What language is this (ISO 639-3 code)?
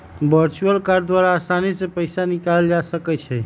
mag